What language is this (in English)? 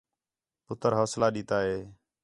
Khetrani